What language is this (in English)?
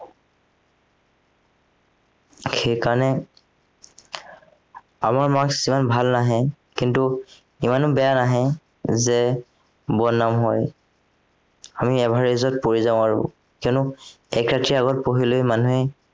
Assamese